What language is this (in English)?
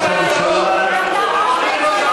Hebrew